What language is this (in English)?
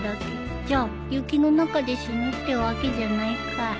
Japanese